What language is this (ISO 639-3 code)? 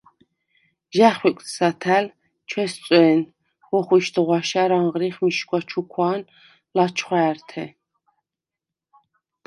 sva